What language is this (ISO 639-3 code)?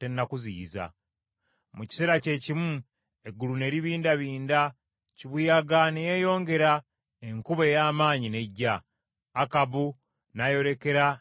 lug